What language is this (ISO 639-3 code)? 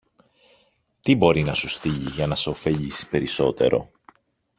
ell